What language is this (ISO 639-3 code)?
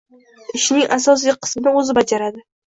uzb